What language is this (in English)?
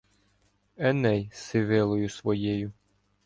Ukrainian